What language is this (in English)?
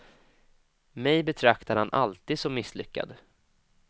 Swedish